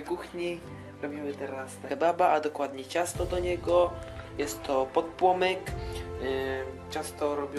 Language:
Polish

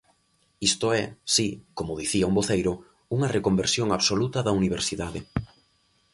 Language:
Galician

